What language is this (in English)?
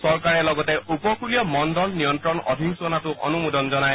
Assamese